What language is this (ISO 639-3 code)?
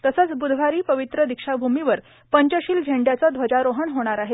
mar